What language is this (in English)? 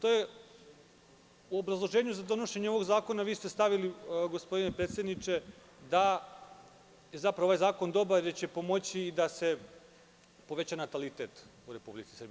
Serbian